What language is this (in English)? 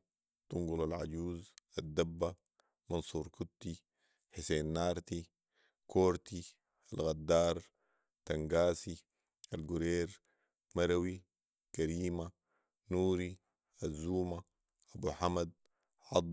Sudanese Arabic